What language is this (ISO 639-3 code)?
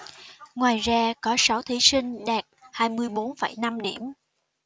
vie